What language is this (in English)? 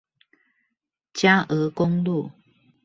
Chinese